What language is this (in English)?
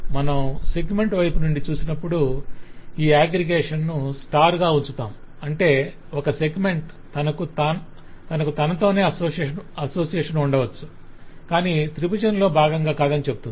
Telugu